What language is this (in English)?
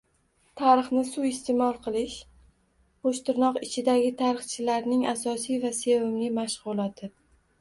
Uzbek